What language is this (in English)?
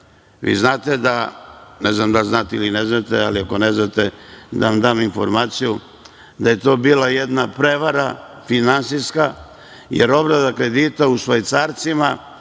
Serbian